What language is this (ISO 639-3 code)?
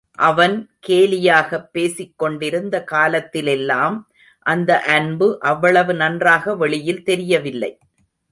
tam